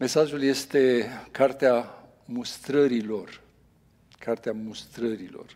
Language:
Romanian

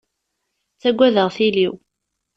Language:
Kabyle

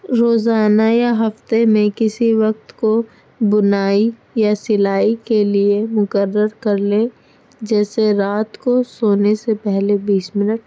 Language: Urdu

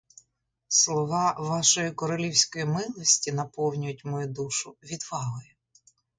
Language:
Ukrainian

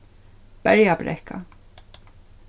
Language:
Faroese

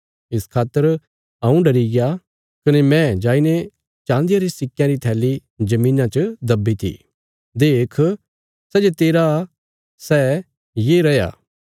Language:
Bilaspuri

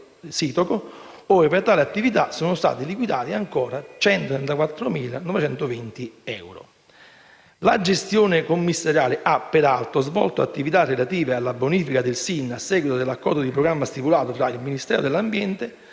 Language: Italian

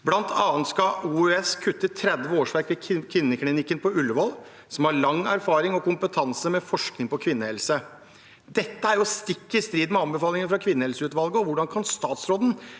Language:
Norwegian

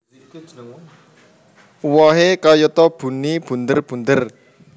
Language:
Javanese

